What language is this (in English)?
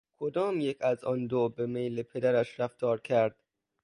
Persian